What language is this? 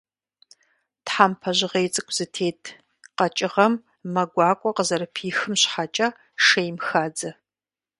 Kabardian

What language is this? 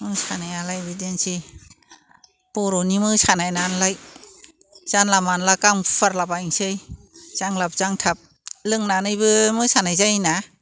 Bodo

